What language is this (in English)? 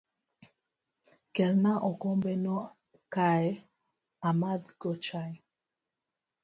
Luo (Kenya and Tanzania)